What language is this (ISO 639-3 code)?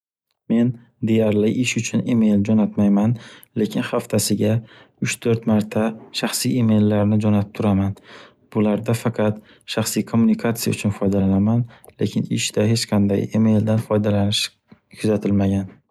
uzb